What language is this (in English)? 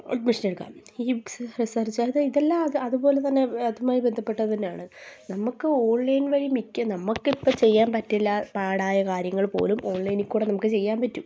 Malayalam